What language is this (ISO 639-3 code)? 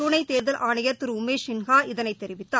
tam